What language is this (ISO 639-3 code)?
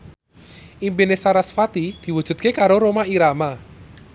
jav